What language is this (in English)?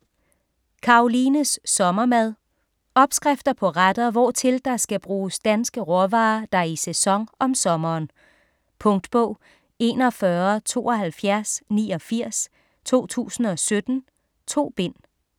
Danish